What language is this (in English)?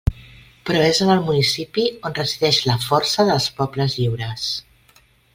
Catalan